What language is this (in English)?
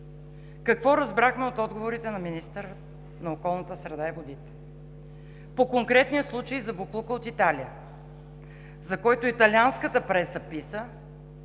Bulgarian